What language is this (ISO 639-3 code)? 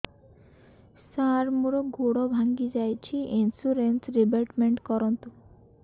ori